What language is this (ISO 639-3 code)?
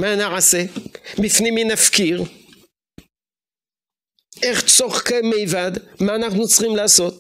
heb